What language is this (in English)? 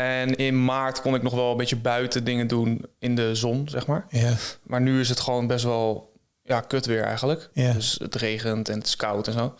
Dutch